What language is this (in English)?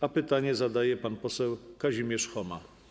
Polish